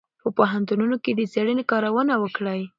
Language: Pashto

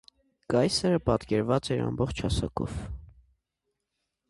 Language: Armenian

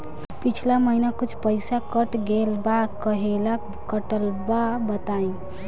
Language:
Bhojpuri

